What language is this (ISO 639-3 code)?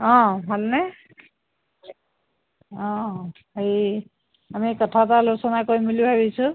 asm